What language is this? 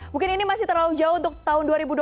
Indonesian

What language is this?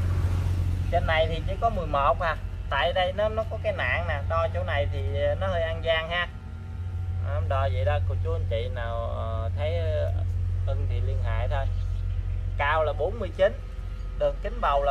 Vietnamese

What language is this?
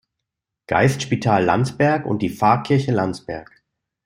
German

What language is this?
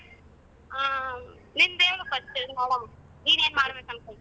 Kannada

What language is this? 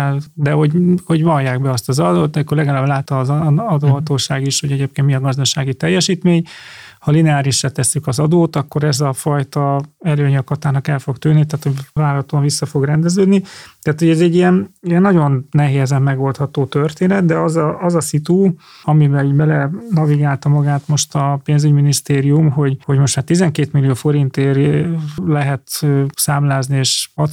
Hungarian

